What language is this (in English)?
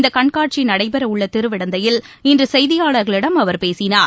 Tamil